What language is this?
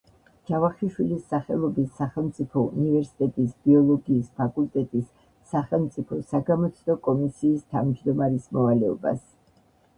Georgian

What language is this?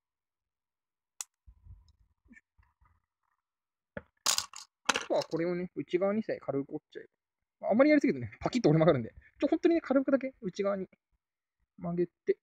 Japanese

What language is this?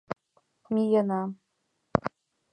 Mari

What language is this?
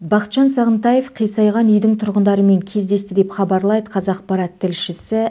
Kazakh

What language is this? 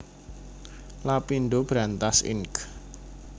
Javanese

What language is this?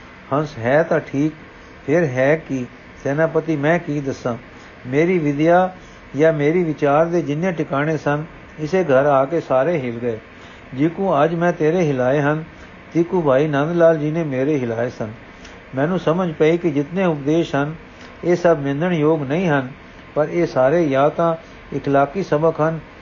Punjabi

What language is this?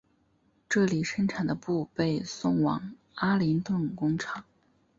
Chinese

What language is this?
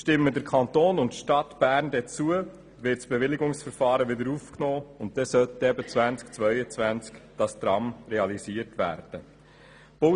Swiss German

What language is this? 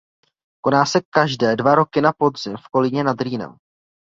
Czech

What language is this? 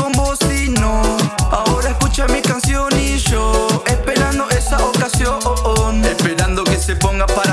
Italian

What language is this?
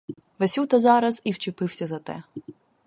Ukrainian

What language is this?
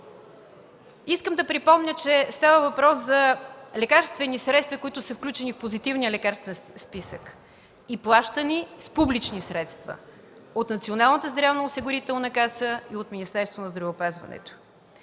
Bulgarian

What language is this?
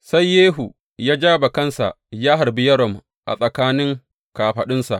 Hausa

